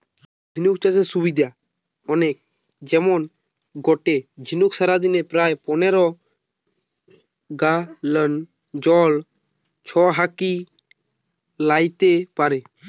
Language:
Bangla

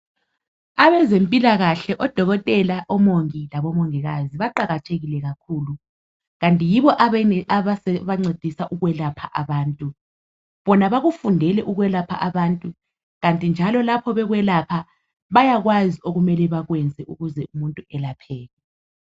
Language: North Ndebele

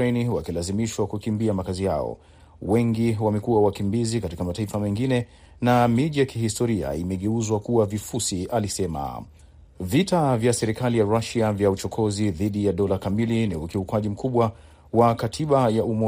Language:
Swahili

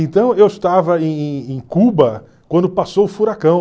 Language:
Portuguese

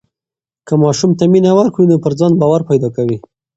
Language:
Pashto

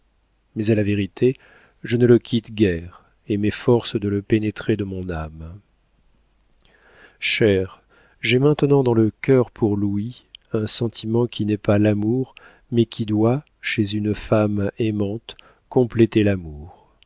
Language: French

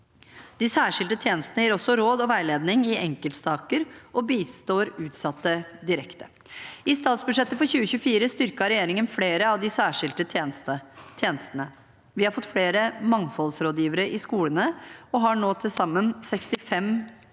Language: Norwegian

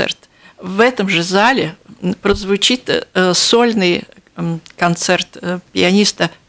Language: Russian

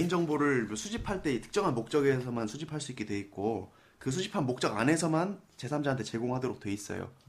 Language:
Korean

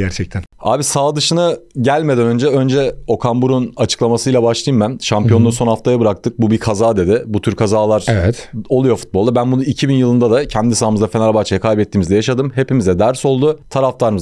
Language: Turkish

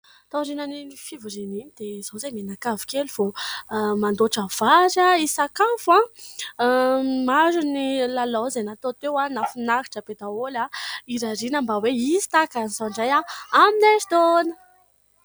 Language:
Malagasy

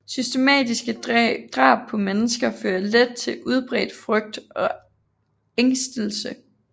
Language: Danish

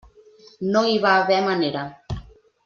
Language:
Catalan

